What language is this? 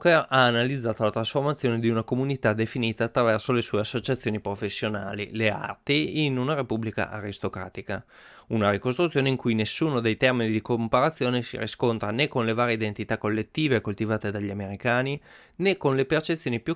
Italian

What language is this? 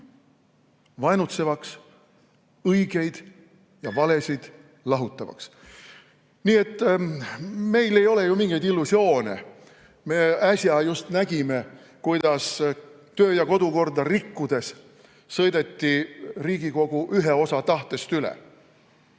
Estonian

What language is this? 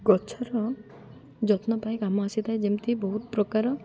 Odia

